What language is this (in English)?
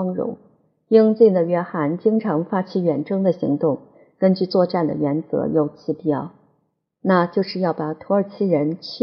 Chinese